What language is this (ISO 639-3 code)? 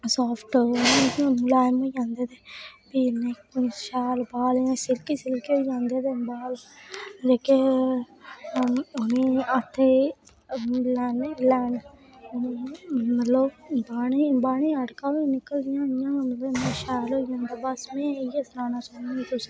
doi